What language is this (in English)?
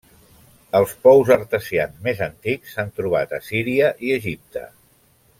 Catalan